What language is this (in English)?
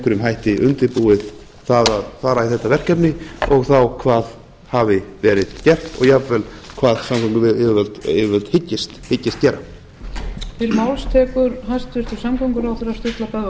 Icelandic